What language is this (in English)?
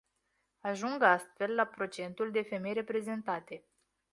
Romanian